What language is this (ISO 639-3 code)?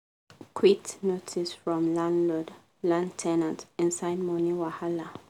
pcm